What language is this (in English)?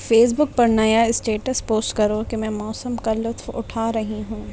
Urdu